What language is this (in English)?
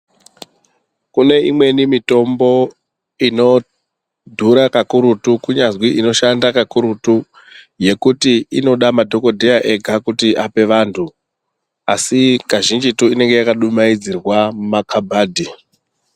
Ndau